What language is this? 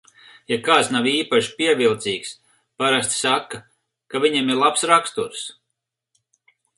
Latvian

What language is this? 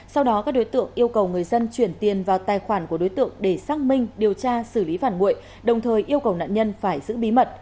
Vietnamese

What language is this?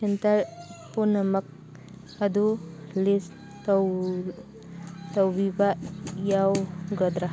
Manipuri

